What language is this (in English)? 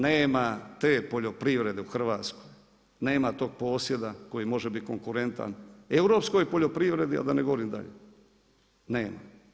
Croatian